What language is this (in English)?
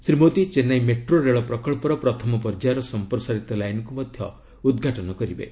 Odia